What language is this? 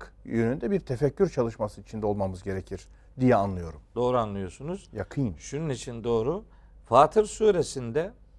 Turkish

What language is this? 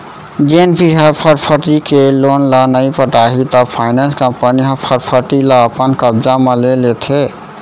Chhattisgarhi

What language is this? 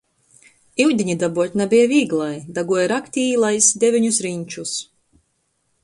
Latgalian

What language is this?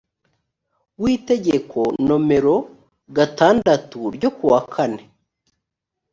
Kinyarwanda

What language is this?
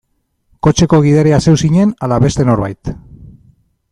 Basque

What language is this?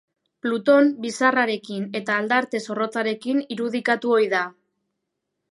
Basque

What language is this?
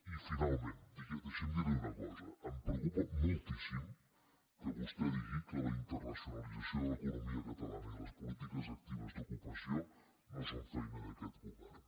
Catalan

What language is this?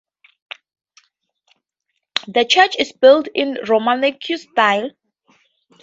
English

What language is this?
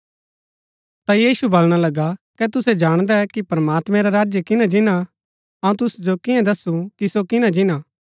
Gaddi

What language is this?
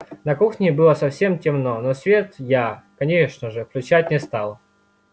Russian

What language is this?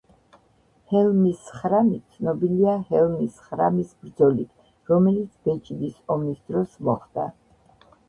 Georgian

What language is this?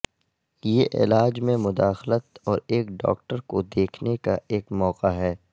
Urdu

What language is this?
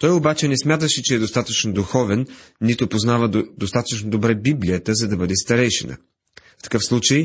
Bulgarian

